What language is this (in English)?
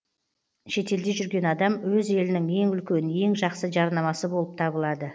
Kazakh